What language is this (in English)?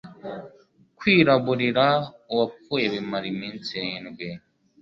Kinyarwanda